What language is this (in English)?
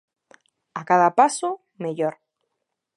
Galician